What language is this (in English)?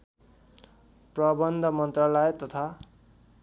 Nepali